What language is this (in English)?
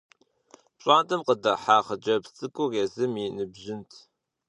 Kabardian